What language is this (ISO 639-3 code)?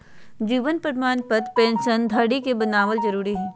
mag